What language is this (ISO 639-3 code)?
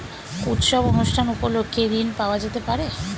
ben